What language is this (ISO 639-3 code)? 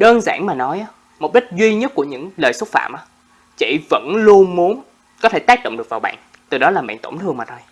vie